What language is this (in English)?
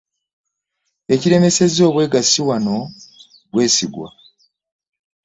Ganda